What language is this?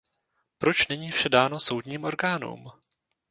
Czech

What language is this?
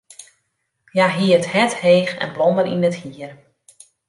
Western Frisian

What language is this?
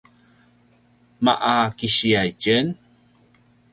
Paiwan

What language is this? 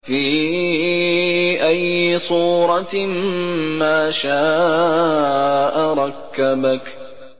Arabic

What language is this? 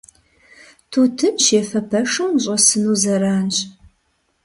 Kabardian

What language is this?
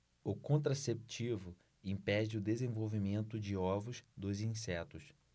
Portuguese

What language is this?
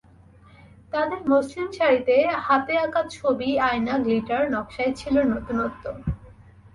Bangla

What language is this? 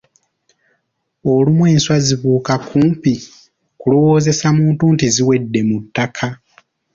Ganda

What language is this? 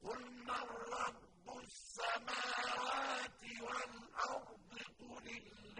Arabic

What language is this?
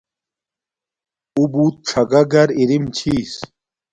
Domaaki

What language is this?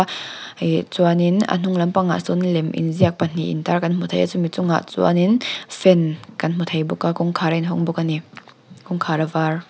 Mizo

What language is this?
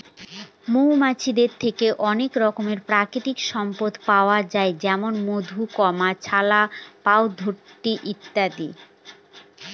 Bangla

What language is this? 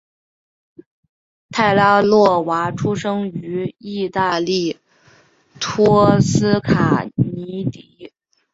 Chinese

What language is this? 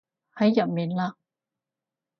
Cantonese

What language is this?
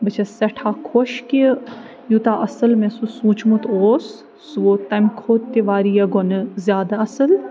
Kashmiri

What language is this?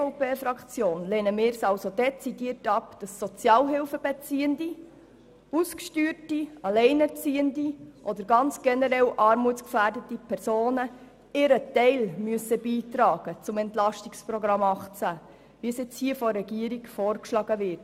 Swiss German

